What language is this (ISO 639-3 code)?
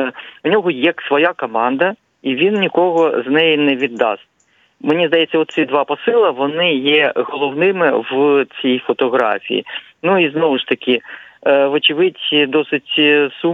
ukr